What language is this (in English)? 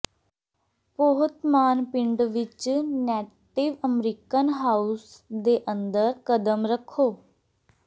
Punjabi